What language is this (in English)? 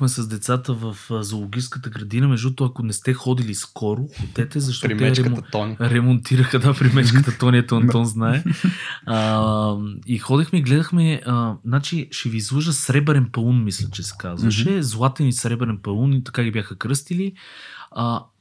Bulgarian